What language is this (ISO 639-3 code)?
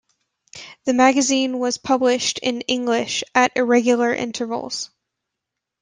eng